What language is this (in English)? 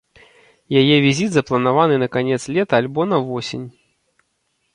Belarusian